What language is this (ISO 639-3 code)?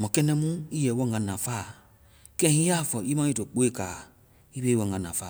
vai